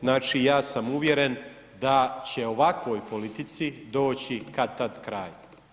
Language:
Croatian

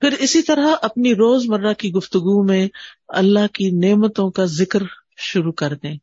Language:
Urdu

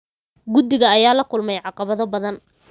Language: Somali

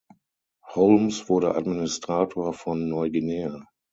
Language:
German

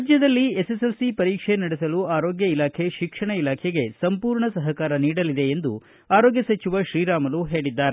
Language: Kannada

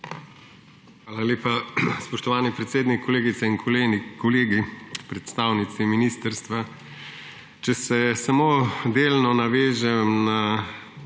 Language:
Slovenian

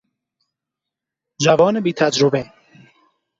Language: Persian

